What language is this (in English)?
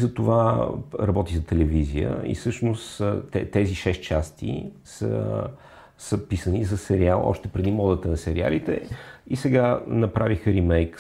Bulgarian